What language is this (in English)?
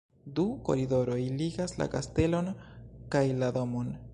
Esperanto